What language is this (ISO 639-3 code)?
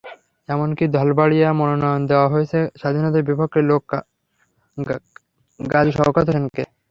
ben